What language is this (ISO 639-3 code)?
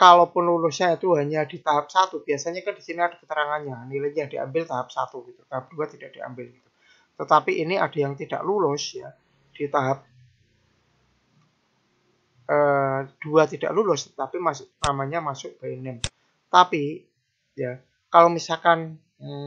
ind